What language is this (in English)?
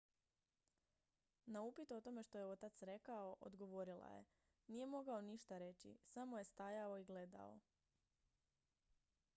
Croatian